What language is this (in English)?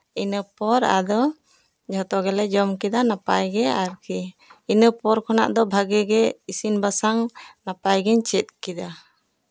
Santali